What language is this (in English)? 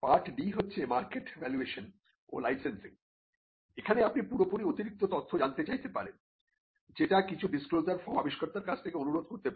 Bangla